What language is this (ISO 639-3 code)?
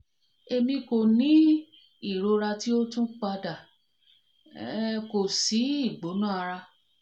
yor